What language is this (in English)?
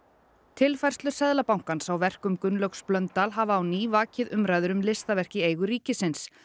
Icelandic